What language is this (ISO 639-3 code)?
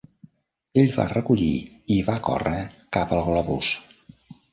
cat